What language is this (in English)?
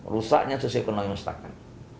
Indonesian